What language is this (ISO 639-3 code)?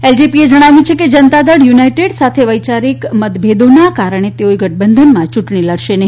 guj